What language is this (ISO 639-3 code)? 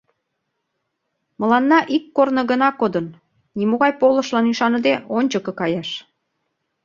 chm